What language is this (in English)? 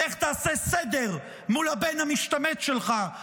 Hebrew